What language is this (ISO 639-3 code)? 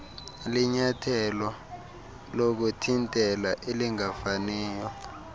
xho